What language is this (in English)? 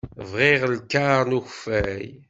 Kabyle